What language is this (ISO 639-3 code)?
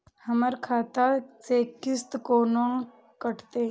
mai